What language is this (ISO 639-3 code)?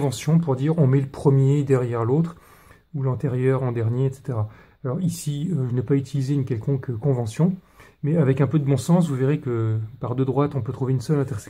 fra